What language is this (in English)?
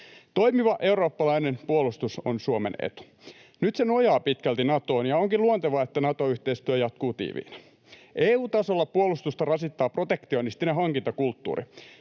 Finnish